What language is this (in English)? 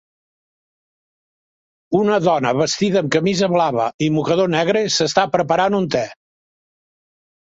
Catalan